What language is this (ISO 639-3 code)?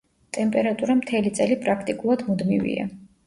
kat